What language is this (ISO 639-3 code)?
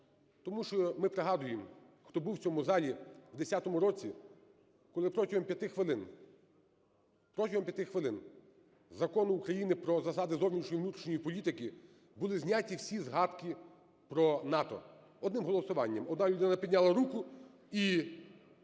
ukr